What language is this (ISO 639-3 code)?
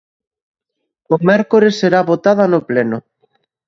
glg